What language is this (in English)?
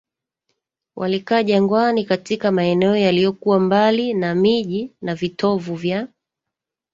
Swahili